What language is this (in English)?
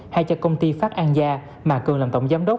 Vietnamese